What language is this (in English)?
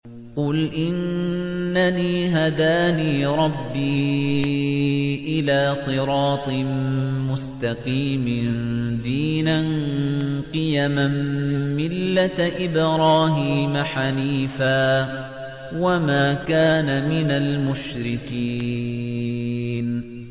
Arabic